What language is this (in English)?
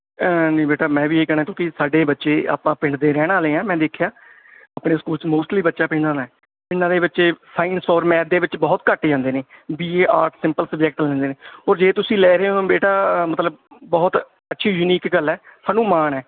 Punjabi